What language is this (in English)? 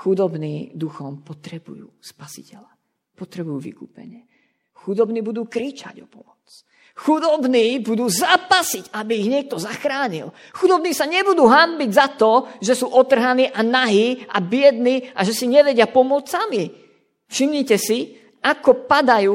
Slovak